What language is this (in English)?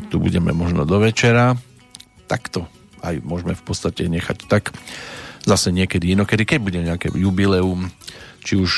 Slovak